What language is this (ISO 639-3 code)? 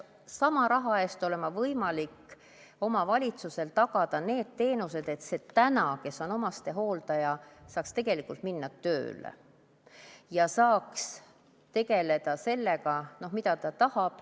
est